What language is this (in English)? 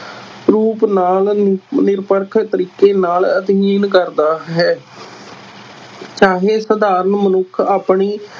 Punjabi